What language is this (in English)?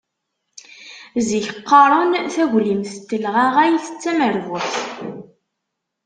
Kabyle